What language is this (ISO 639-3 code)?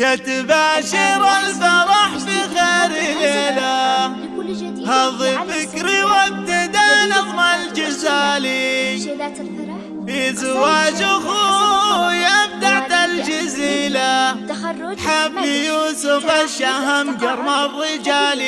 ara